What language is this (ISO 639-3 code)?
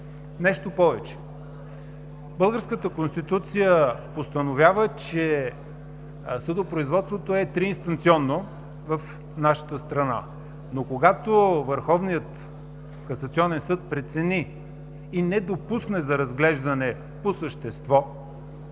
bul